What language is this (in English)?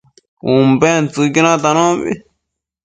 Matsés